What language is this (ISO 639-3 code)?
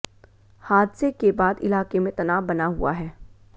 hin